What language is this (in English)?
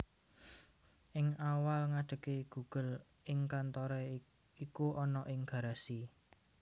Javanese